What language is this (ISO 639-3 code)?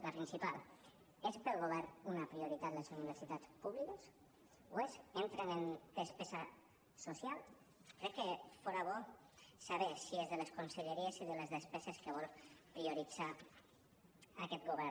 cat